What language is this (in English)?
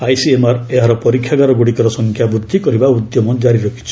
Odia